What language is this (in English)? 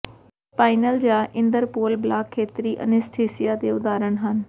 Punjabi